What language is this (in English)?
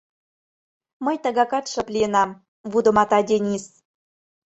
Mari